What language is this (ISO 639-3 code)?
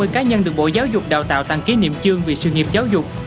vie